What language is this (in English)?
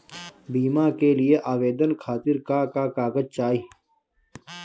Bhojpuri